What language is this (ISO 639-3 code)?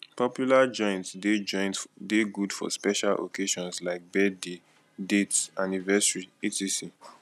pcm